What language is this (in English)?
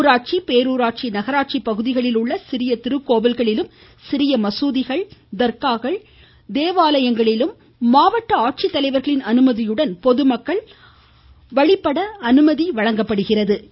Tamil